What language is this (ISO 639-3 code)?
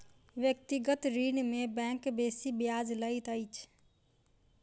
mai